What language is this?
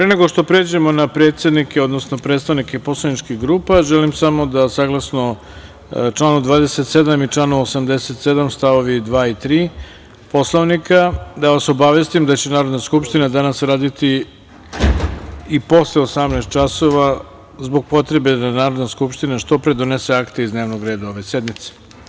Serbian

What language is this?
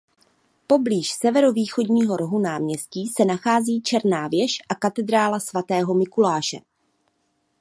Czech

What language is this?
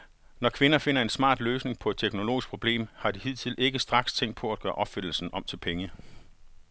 Danish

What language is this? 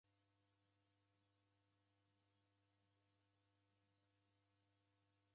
Taita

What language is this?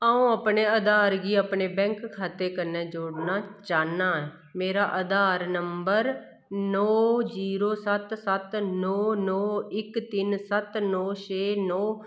Dogri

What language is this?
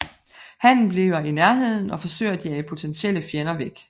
Danish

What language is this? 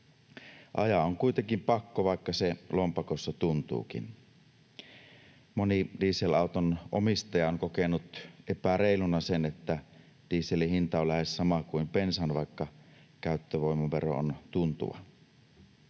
Finnish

